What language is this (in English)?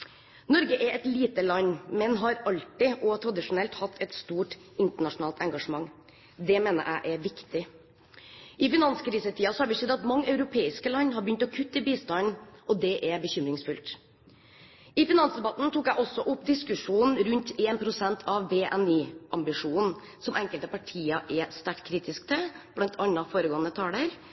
Norwegian Bokmål